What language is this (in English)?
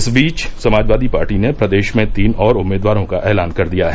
Hindi